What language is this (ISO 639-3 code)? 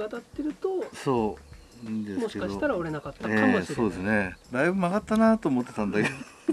jpn